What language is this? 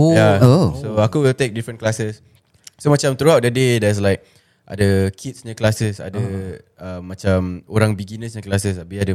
Malay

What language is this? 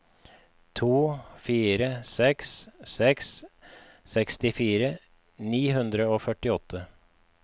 Norwegian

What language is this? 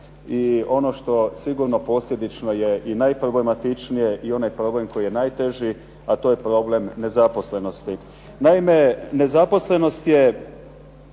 Croatian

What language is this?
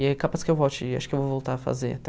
Portuguese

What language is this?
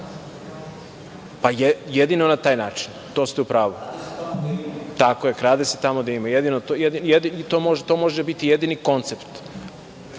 Serbian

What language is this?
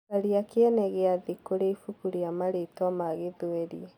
Kikuyu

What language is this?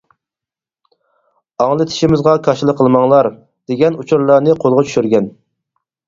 Uyghur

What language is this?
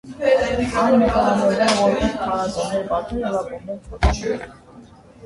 Armenian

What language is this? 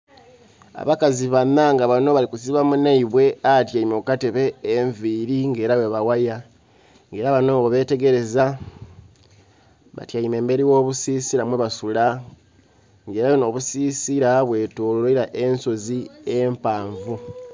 Soga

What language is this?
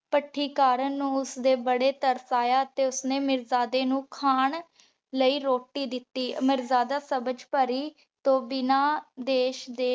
Punjabi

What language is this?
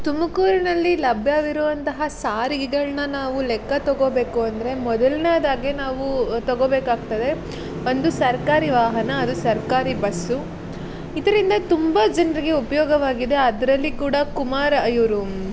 Kannada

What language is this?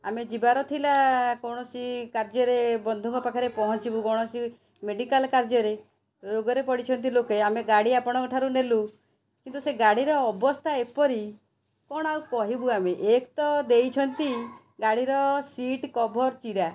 Odia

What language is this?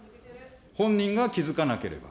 Japanese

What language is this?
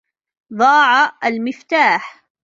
Arabic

